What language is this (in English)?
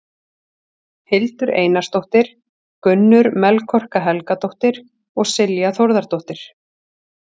Icelandic